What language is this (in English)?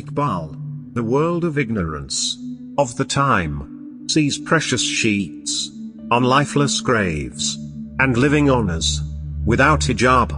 English